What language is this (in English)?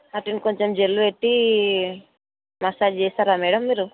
Telugu